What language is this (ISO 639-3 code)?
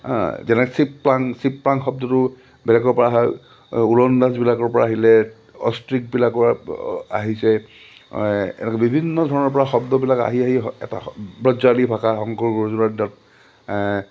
asm